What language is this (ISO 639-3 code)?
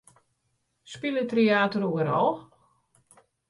fry